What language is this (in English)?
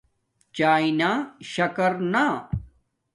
Domaaki